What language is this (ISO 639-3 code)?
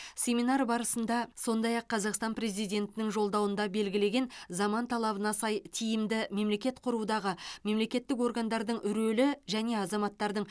kaz